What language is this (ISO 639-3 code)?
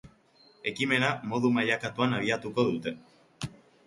eus